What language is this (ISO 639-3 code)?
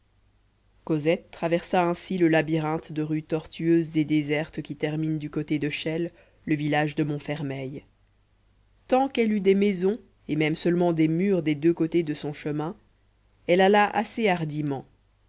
fra